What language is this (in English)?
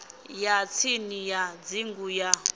Venda